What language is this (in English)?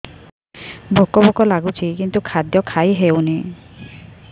Odia